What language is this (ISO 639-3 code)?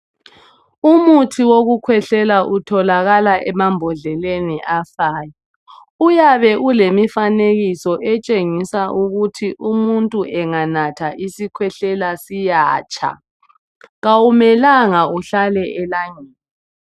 nde